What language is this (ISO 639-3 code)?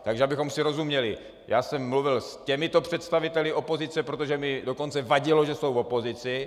ces